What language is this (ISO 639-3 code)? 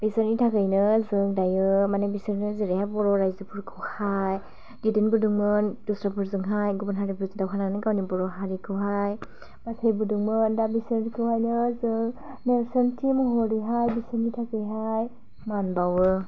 brx